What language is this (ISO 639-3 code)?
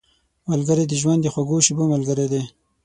pus